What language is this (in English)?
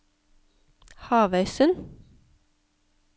Norwegian